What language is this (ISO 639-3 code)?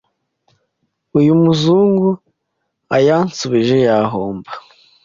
kin